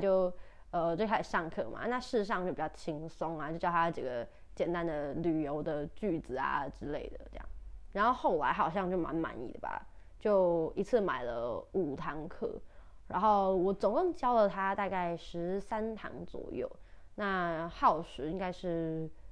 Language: Chinese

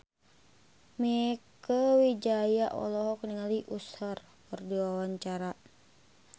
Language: Sundanese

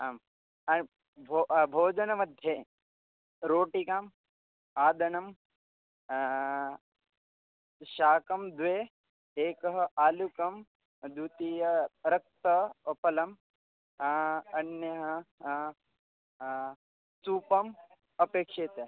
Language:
Sanskrit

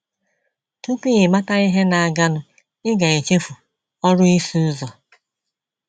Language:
Igbo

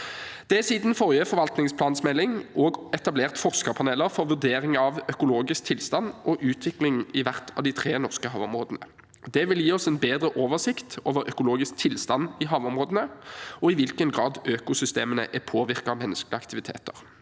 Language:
Norwegian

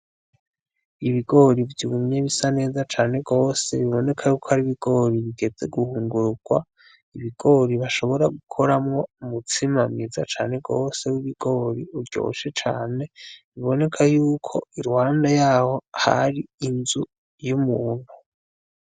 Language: Rundi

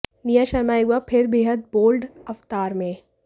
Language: Hindi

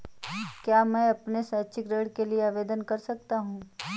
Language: Hindi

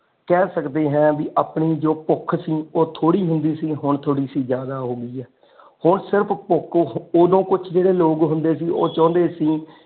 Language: Punjabi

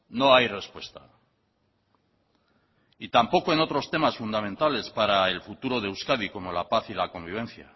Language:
Spanish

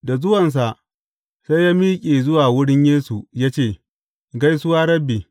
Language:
Hausa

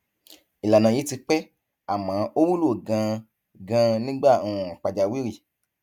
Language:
Yoruba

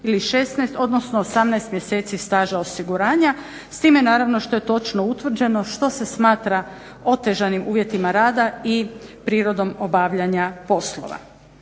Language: Croatian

